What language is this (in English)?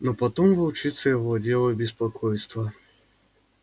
Russian